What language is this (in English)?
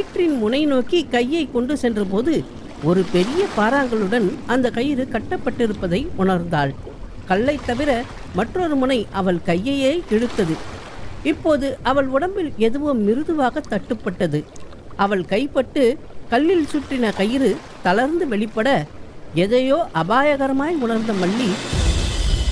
Tamil